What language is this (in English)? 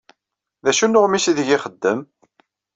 Kabyle